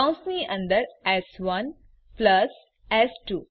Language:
Gujarati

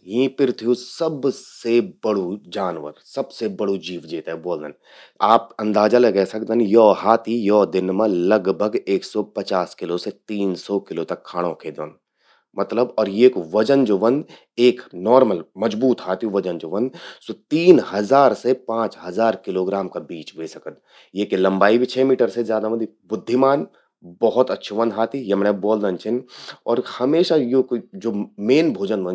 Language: Garhwali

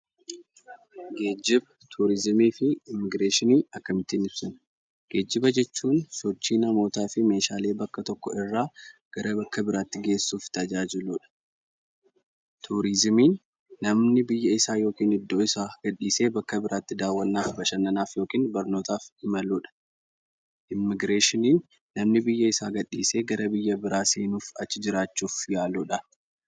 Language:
Oromo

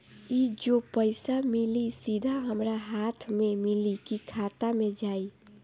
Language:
Bhojpuri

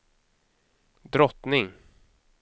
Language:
Swedish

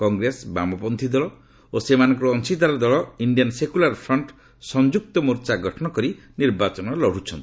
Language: Odia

